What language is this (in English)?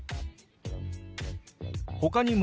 Japanese